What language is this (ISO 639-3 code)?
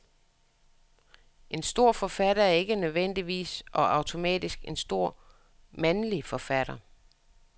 dan